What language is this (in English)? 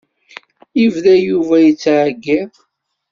Kabyle